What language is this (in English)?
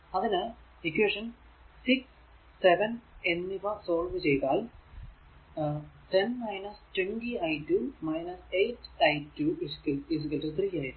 Malayalam